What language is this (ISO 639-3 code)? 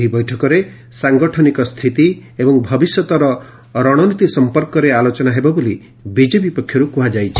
ori